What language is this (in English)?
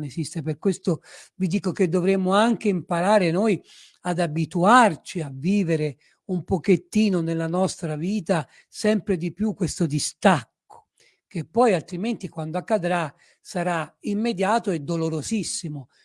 Italian